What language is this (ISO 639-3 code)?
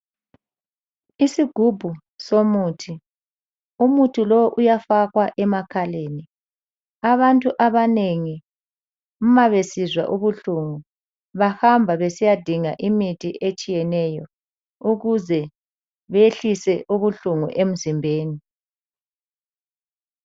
nde